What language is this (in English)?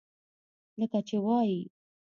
Pashto